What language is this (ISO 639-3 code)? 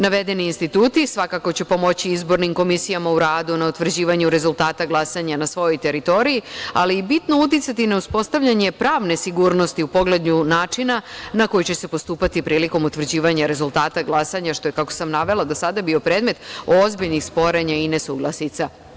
srp